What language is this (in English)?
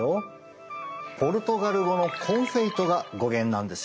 Japanese